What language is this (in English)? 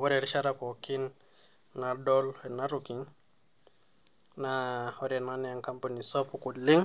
Masai